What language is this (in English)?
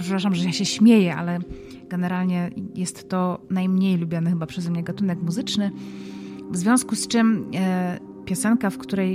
Polish